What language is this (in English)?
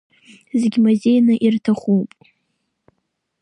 Abkhazian